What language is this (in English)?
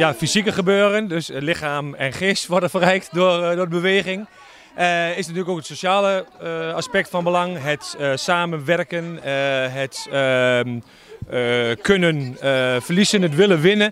Dutch